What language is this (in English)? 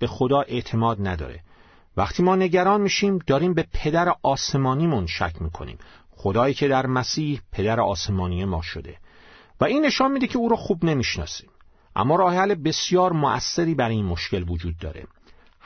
Persian